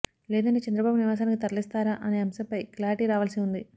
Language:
Telugu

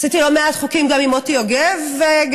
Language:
Hebrew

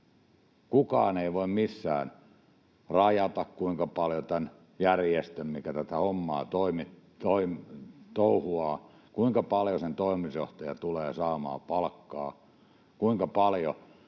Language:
Finnish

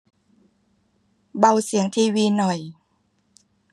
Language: Thai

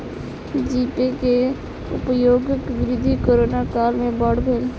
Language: Maithili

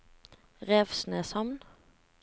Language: Norwegian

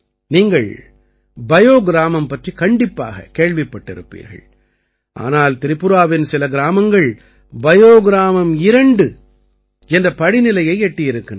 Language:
Tamil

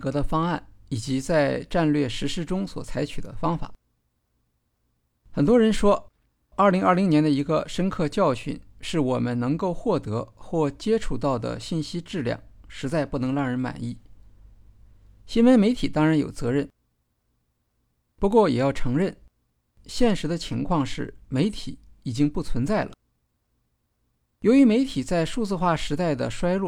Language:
Chinese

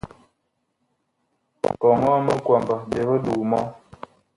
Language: Bakoko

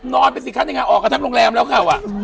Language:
Thai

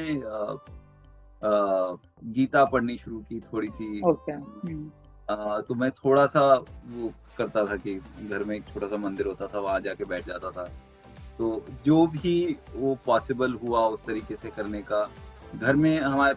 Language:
Hindi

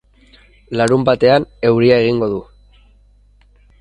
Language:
Basque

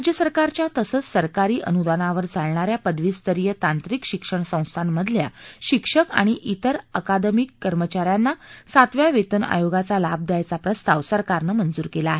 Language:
Marathi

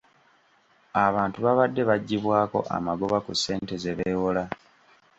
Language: Ganda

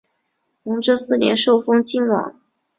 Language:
Chinese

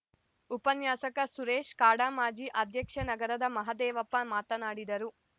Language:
Kannada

